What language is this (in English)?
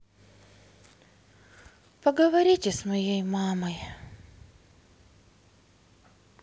Russian